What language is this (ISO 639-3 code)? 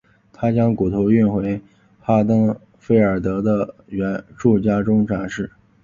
zho